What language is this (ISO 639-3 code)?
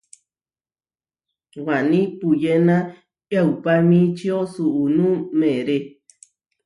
var